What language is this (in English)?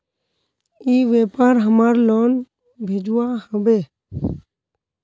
Magahi